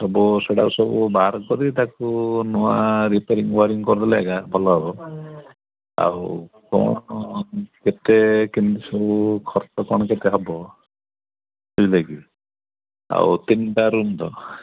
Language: Odia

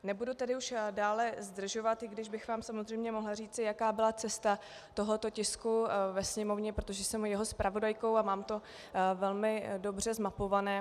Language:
Czech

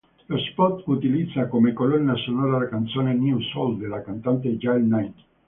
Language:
Italian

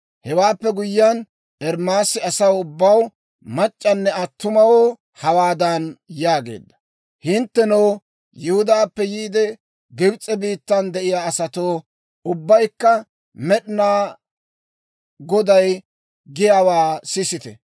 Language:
Dawro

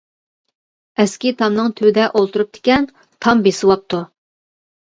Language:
Uyghur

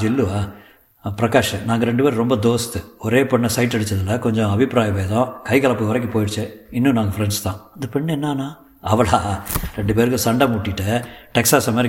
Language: Tamil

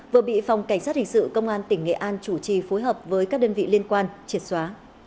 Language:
Vietnamese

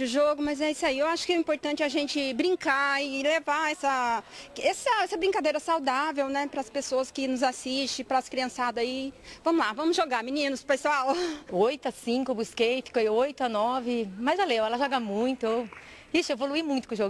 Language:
Portuguese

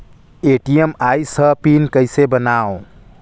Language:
Chhattisgarhi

